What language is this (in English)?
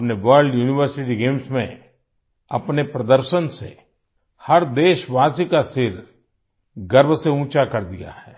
Hindi